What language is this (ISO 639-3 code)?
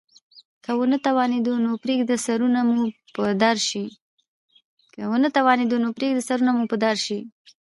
pus